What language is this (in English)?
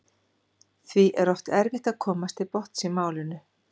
Icelandic